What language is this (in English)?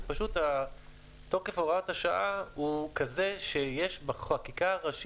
Hebrew